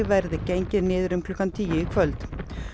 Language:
Icelandic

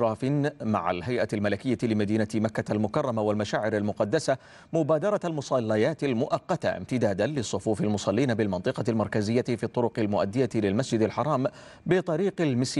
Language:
Arabic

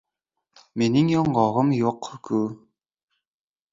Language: Uzbek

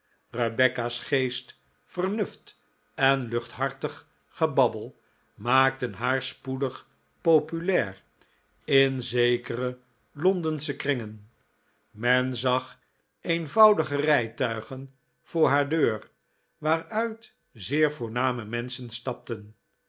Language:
Dutch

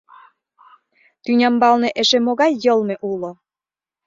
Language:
Mari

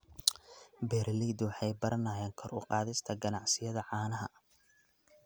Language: Somali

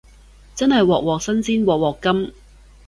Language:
Cantonese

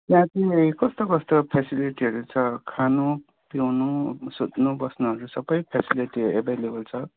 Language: Nepali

